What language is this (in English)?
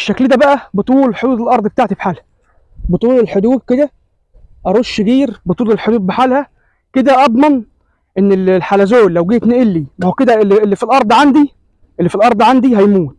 Arabic